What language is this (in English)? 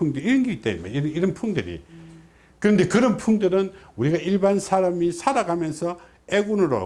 Korean